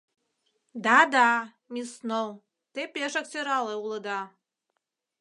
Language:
Mari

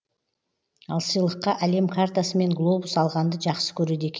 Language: Kazakh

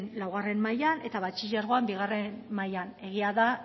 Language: Basque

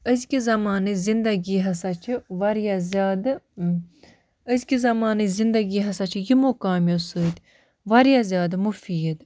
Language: Kashmiri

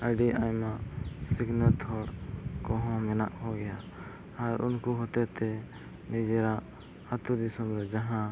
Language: Santali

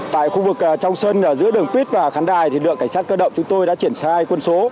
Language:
Vietnamese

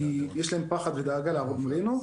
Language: Hebrew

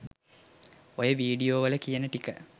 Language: Sinhala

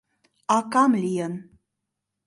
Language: Mari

